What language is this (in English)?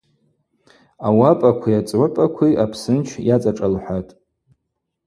Abaza